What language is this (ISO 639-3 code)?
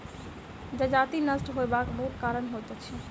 mai